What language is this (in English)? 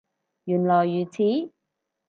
Cantonese